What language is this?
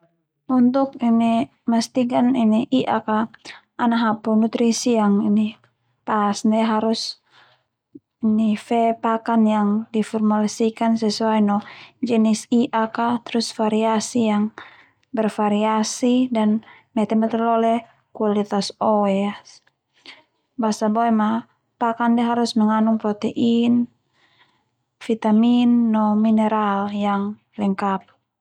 Termanu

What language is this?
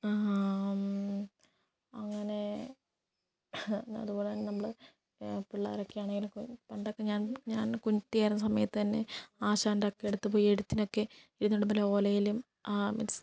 Malayalam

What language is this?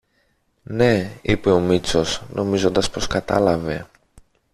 Greek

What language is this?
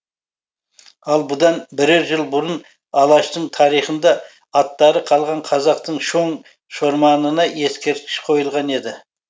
Kazakh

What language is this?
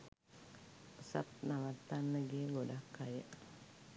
Sinhala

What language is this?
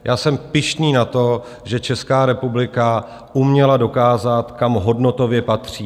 Czech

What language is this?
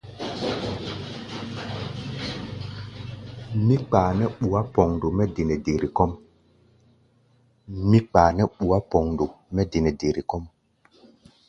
Gbaya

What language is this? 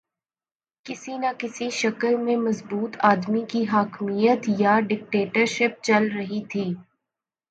Urdu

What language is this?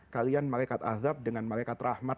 Indonesian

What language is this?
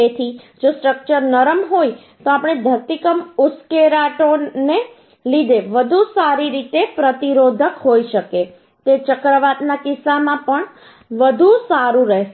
Gujarati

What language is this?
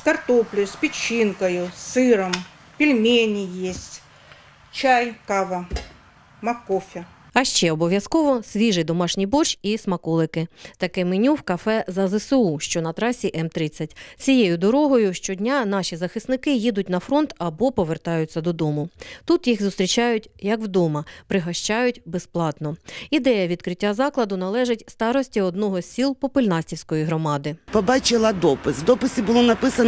Ukrainian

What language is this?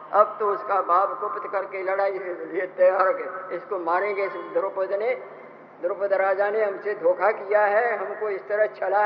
Hindi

